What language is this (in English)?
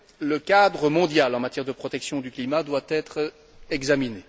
French